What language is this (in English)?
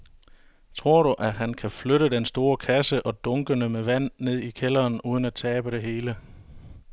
Danish